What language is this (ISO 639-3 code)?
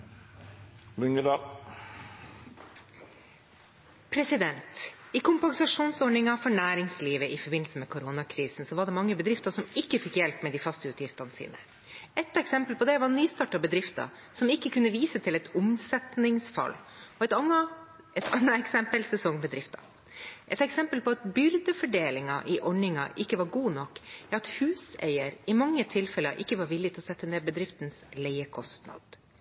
nob